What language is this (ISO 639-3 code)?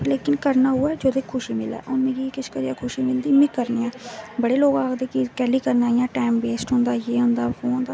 doi